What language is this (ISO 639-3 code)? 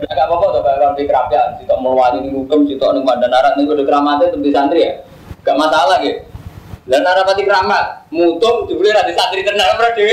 ind